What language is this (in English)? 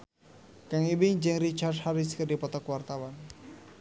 Sundanese